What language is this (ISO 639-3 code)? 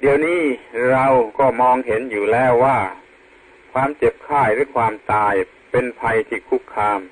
tha